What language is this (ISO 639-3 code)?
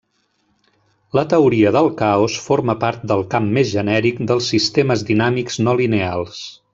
cat